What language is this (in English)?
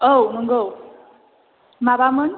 Bodo